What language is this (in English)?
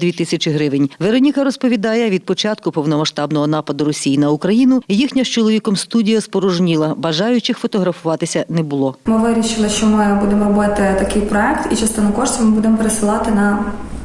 Ukrainian